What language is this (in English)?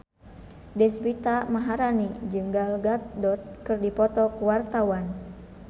Sundanese